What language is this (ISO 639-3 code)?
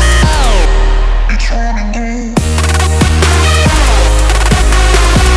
eng